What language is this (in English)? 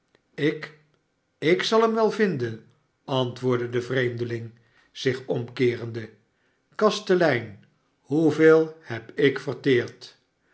Dutch